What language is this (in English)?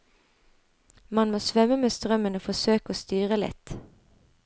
Norwegian